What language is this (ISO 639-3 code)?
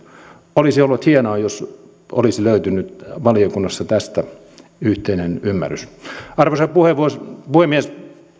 fin